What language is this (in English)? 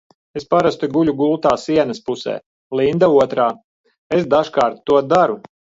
Latvian